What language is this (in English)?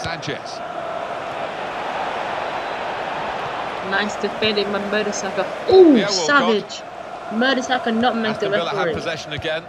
English